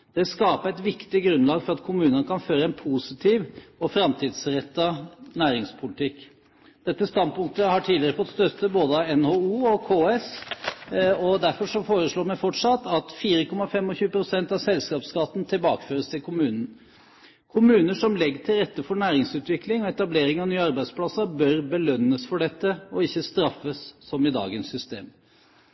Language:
Norwegian Bokmål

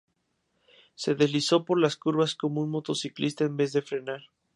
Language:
Spanish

